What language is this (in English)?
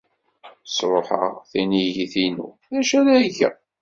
Kabyle